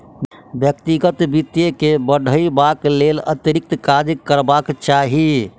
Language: Maithili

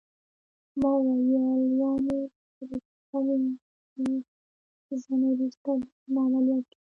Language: Pashto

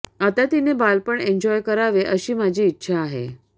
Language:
Marathi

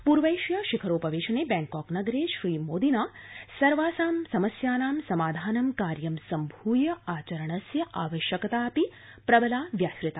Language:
Sanskrit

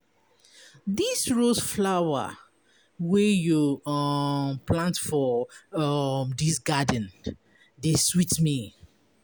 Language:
Nigerian Pidgin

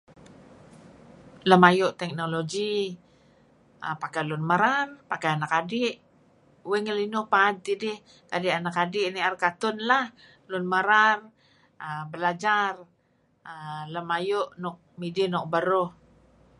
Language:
Kelabit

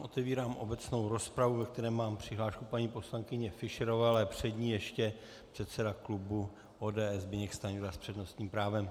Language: Czech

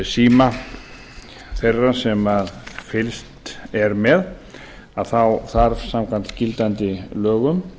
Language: Icelandic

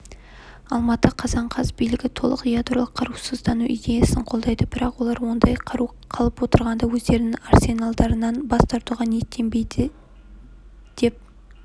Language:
Kazakh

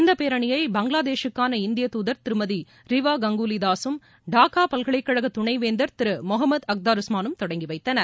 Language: Tamil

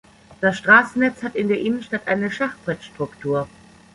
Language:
German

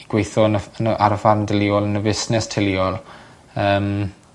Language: Welsh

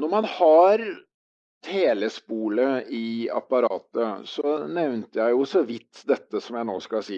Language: Norwegian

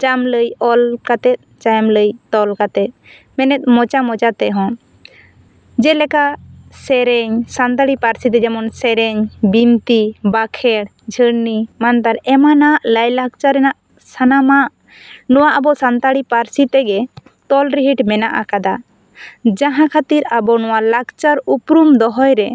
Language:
Santali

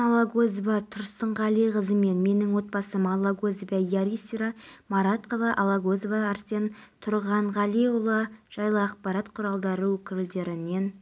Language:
Kazakh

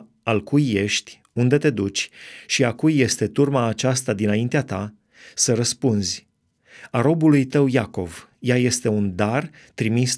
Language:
Romanian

